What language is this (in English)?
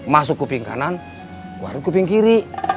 Indonesian